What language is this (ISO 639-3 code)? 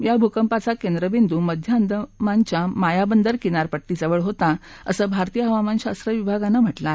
mar